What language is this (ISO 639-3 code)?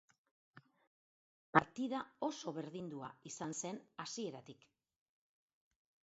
eus